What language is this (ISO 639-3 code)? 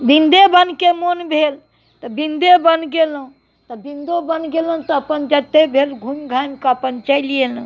mai